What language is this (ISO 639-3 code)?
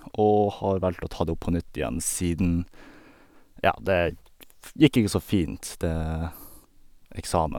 nor